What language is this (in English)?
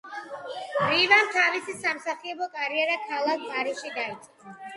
Georgian